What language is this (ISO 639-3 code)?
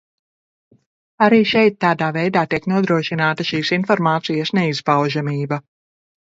lav